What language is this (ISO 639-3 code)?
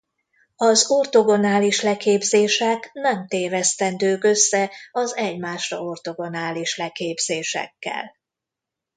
hun